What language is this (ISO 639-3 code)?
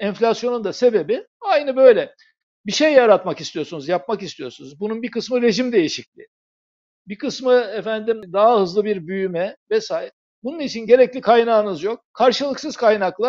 tur